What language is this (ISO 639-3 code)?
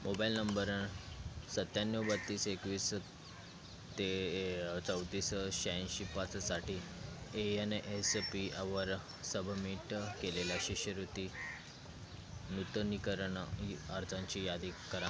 mar